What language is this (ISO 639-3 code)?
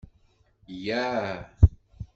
kab